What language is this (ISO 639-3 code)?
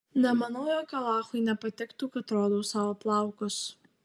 lit